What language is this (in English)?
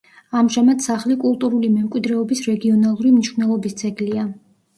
Georgian